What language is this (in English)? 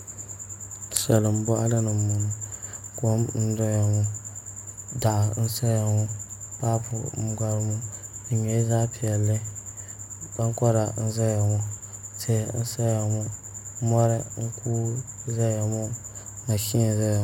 Dagbani